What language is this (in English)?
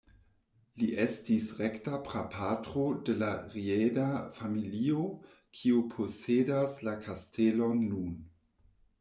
Esperanto